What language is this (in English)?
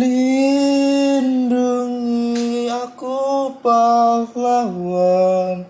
Indonesian